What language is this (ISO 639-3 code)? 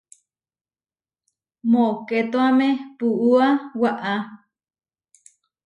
var